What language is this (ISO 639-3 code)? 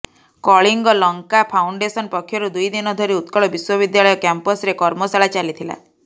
ori